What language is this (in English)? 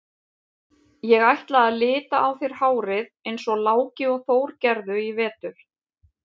Icelandic